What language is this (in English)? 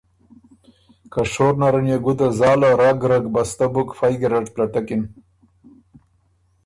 Ormuri